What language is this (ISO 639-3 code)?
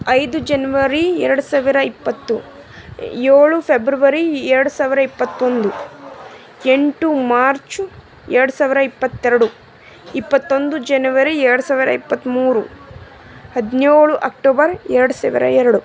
kan